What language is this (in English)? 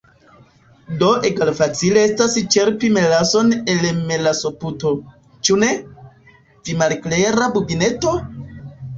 Esperanto